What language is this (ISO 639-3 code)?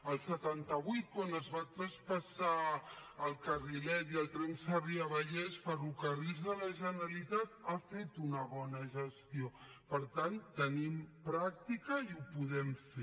cat